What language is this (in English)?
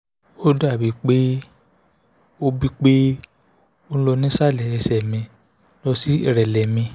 Yoruba